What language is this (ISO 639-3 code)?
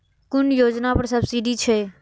mai